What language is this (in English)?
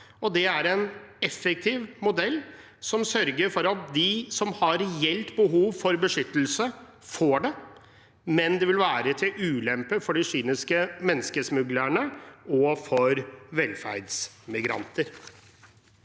Norwegian